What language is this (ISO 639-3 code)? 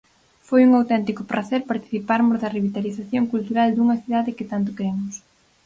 glg